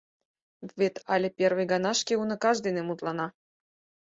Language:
Mari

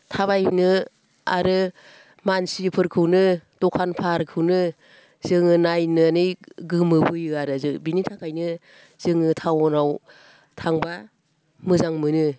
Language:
Bodo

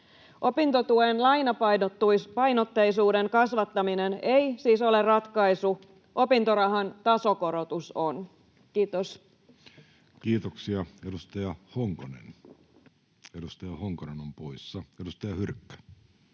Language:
Finnish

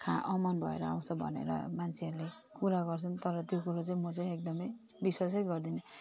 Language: Nepali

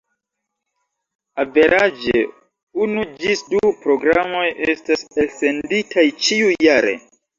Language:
Esperanto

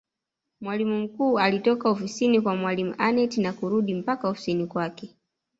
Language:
Swahili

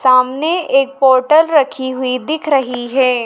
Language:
Hindi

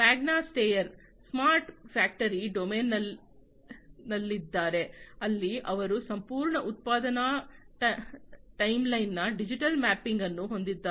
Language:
Kannada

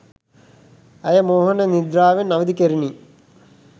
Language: Sinhala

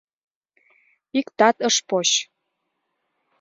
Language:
Mari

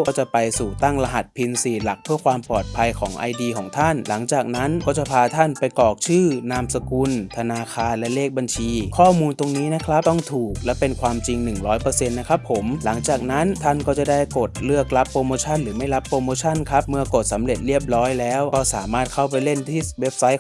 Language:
Thai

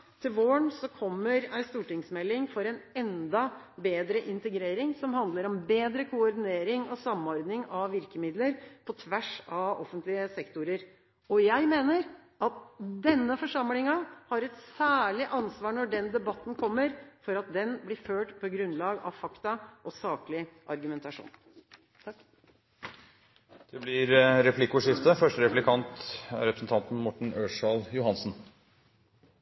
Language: Norwegian Bokmål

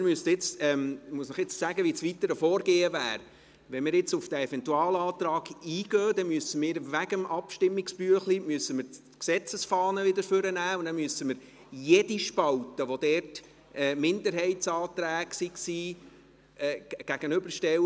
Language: Swiss German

